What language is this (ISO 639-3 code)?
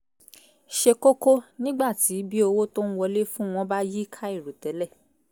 yor